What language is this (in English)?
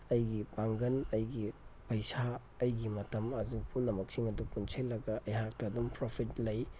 Manipuri